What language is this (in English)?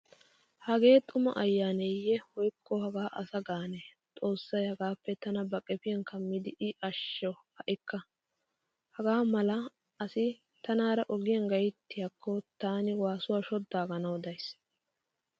Wolaytta